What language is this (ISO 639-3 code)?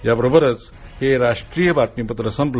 mar